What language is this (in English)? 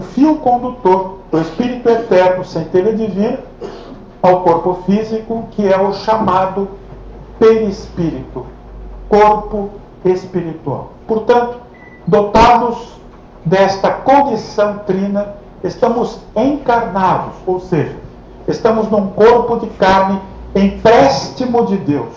Portuguese